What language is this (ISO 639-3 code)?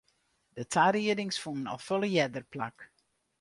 fry